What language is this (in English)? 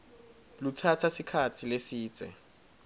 Swati